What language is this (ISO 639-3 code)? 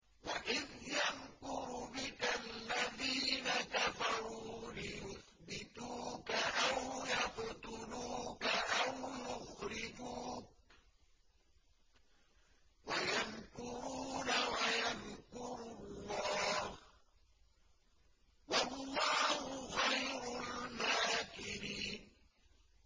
ara